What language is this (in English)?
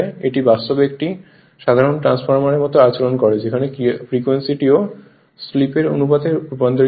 Bangla